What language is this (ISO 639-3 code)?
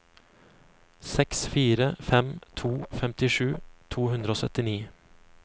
nor